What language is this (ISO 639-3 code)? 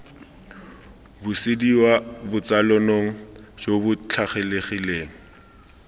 tsn